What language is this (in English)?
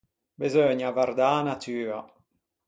Ligurian